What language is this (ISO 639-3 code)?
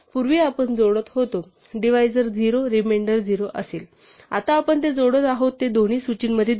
mar